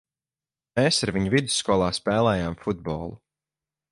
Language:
Latvian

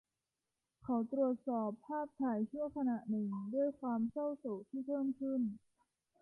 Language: Thai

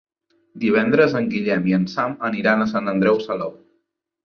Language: Catalan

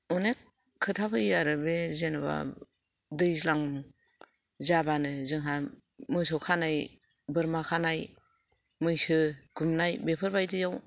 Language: Bodo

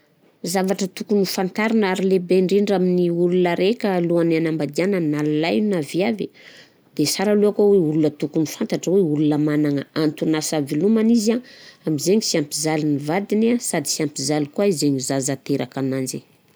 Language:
Southern Betsimisaraka Malagasy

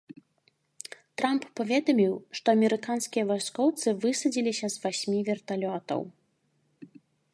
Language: Belarusian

